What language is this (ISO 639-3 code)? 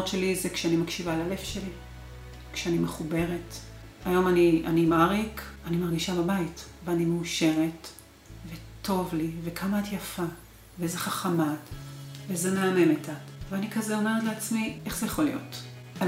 heb